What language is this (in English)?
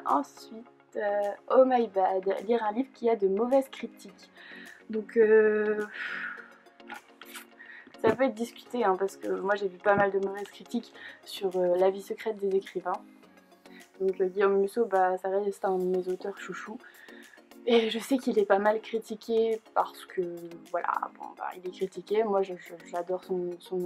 French